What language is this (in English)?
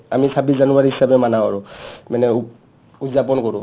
Assamese